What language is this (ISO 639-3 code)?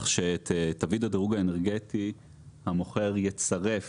heb